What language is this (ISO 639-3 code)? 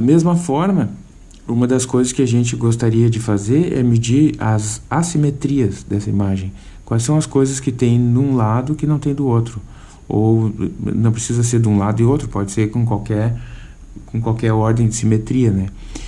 por